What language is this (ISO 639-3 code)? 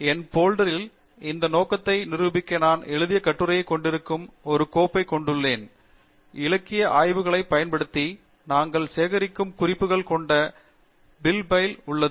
tam